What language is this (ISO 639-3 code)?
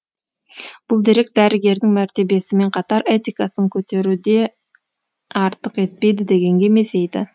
kaz